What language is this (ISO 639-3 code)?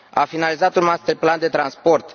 ron